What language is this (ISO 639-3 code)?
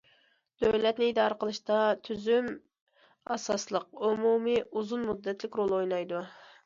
uig